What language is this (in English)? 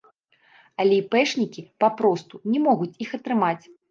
Belarusian